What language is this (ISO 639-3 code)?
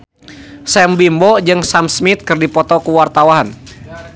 sun